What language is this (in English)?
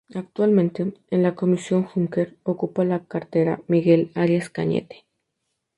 Spanish